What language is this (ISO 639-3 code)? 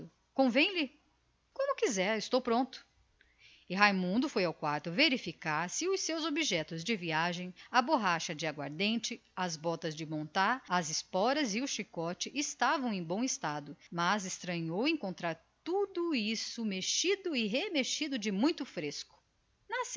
por